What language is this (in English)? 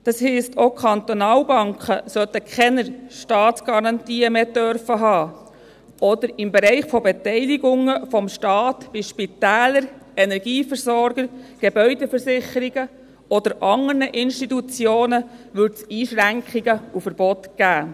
Swiss German